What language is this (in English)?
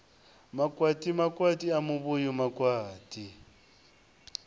Venda